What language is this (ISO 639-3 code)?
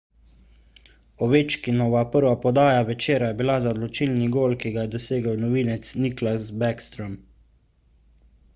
slv